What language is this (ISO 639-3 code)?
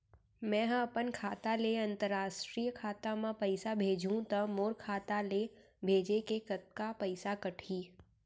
hne